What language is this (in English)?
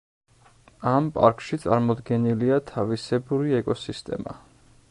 Georgian